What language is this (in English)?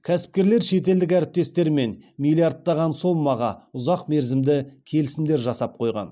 Kazakh